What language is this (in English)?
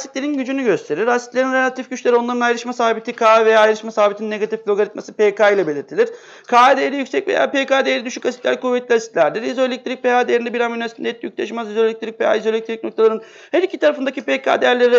Turkish